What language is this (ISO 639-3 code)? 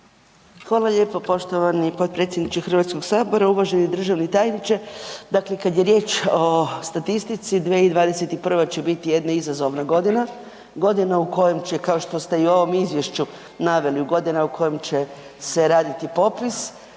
hrv